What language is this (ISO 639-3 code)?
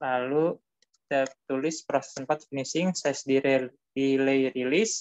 ind